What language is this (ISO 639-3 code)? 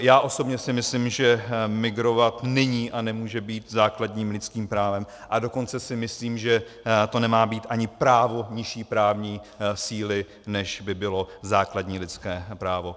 ces